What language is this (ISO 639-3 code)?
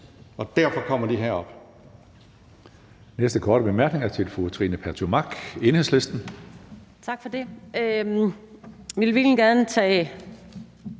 dan